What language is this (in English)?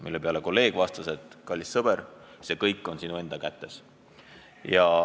Estonian